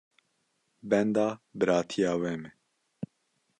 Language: Kurdish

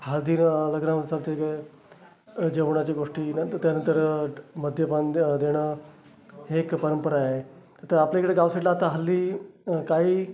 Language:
Marathi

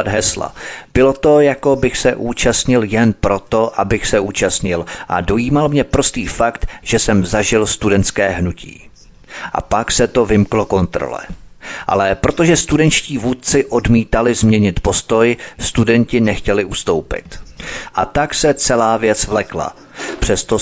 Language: Czech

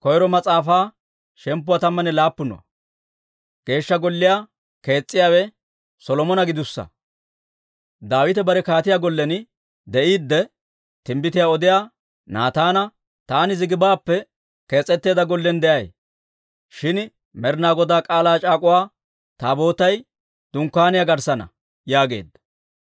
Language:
Dawro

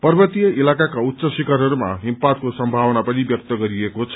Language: Nepali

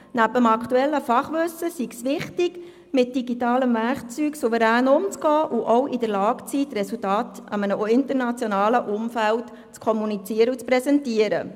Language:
Swiss German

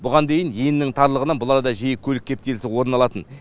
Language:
Kazakh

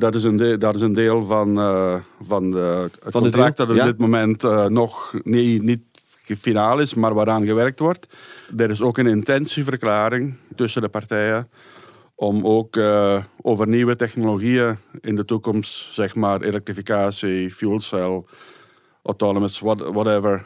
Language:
Dutch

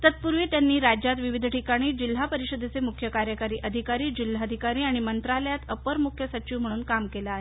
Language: Marathi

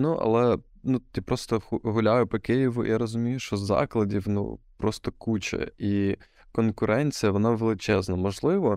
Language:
Ukrainian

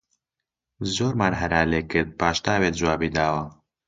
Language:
Central Kurdish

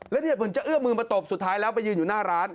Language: Thai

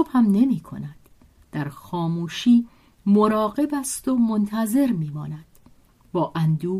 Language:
Persian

